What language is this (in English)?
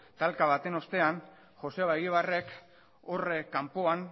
Basque